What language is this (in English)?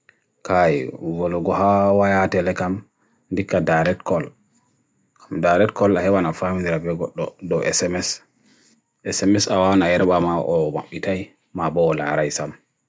Bagirmi Fulfulde